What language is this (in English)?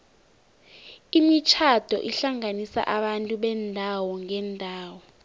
South Ndebele